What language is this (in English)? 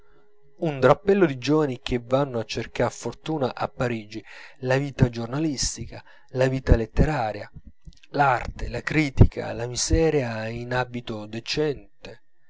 Italian